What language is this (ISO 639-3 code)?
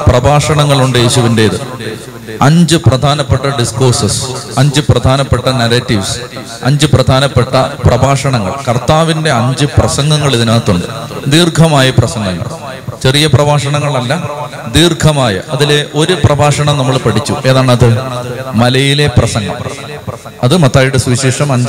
mal